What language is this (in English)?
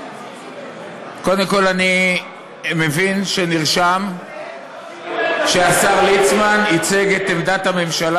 Hebrew